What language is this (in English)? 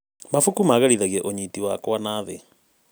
Kikuyu